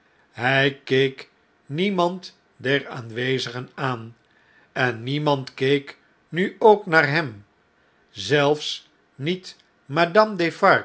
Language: Dutch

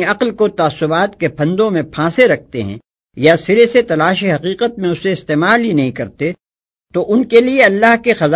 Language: Urdu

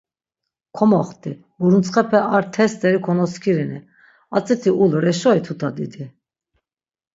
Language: Laz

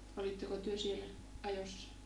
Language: Finnish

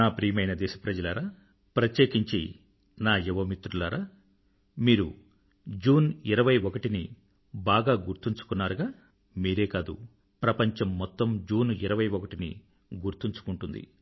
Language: Telugu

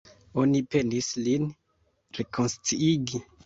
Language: Esperanto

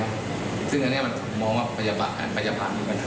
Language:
Thai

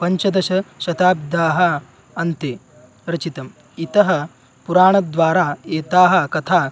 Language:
Sanskrit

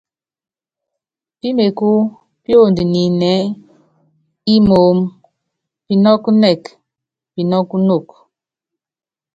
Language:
Yangben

